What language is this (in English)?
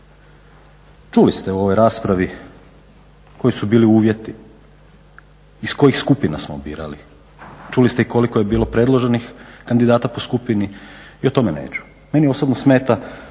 Croatian